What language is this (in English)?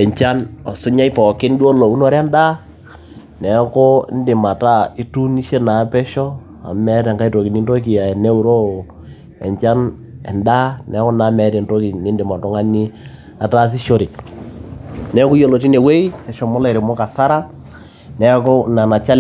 Masai